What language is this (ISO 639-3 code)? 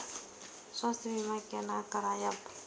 mai